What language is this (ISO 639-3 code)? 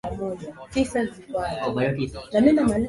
swa